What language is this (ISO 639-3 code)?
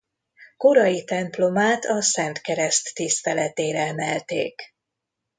hun